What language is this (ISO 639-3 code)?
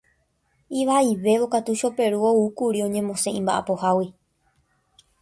grn